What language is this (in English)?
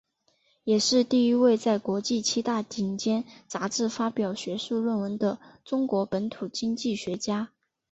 Chinese